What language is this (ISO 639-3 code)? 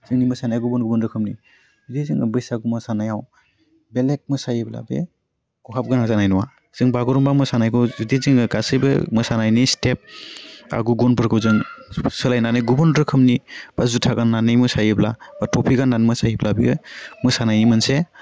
brx